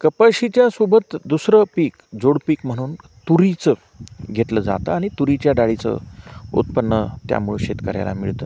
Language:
Marathi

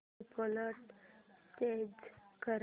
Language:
Marathi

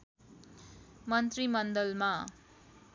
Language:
Nepali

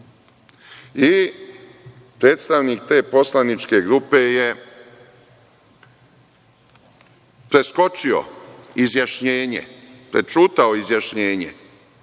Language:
Serbian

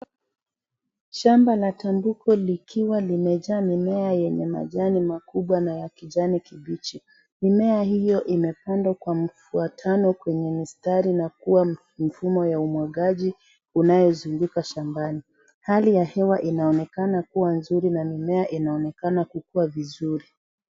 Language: Swahili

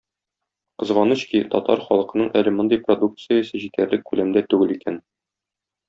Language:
Tatar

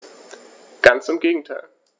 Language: German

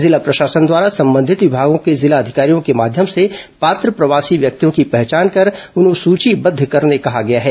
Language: Hindi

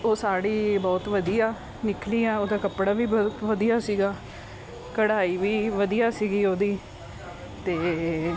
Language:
Punjabi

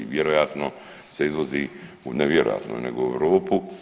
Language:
Croatian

